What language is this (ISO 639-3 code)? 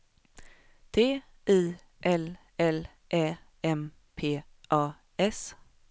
swe